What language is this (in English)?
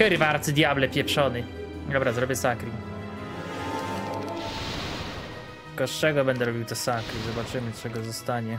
Polish